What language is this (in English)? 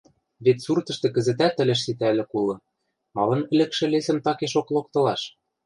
Western Mari